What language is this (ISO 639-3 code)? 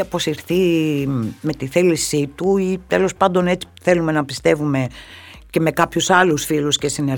ell